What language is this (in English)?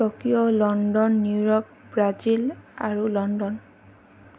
Assamese